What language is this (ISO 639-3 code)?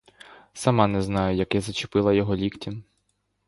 ukr